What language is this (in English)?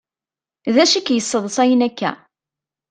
Kabyle